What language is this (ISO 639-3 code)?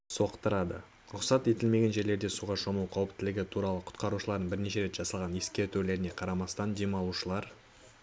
kaz